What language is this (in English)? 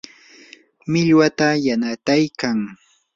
Yanahuanca Pasco Quechua